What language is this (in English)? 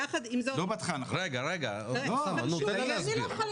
Hebrew